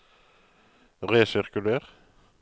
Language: Norwegian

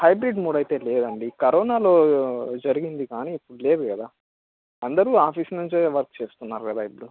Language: Telugu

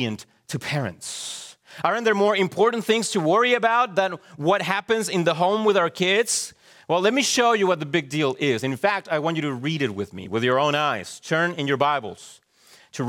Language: English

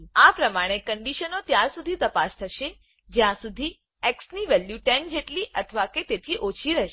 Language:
Gujarati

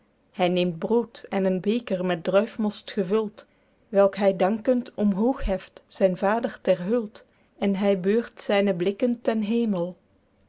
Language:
Dutch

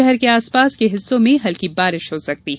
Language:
Hindi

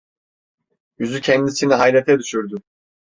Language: Turkish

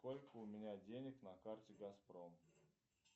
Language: Russian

